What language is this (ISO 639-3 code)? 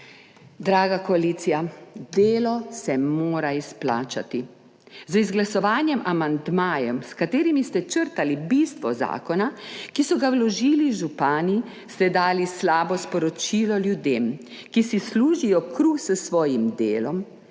slv